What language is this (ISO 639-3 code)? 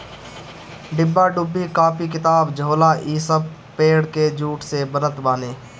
bho